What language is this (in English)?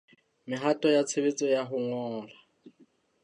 Southern Sotho